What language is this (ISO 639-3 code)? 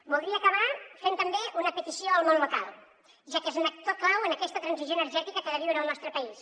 cat